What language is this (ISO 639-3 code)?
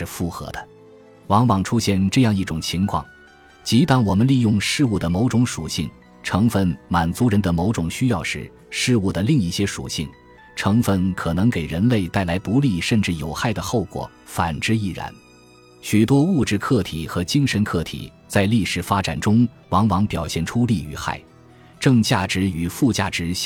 zho